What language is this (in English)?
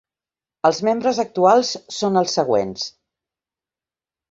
Catalan